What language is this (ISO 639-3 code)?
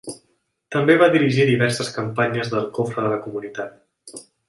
cat